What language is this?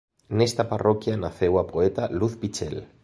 Galician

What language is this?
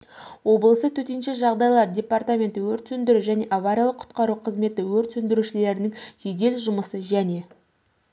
Kazakh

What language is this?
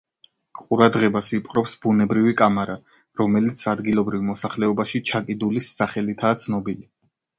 Georgian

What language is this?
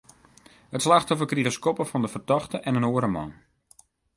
Western Frisian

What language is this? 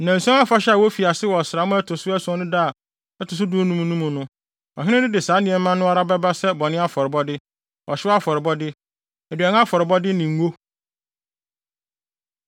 Akan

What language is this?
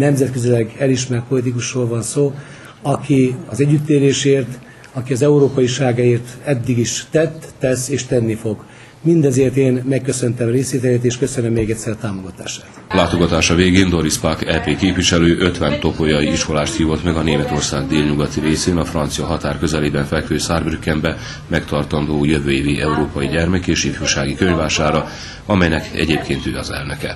Hungarian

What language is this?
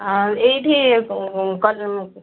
Odia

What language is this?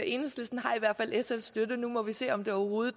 Danish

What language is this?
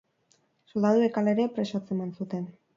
Basque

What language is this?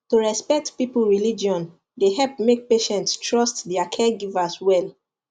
Nigerian Pidgin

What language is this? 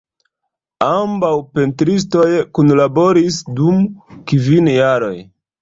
Esperanto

